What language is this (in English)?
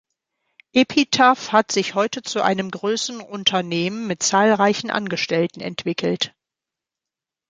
German